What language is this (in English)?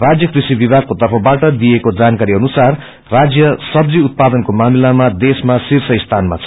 Nepali